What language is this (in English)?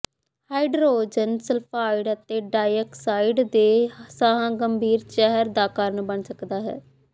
Punjabi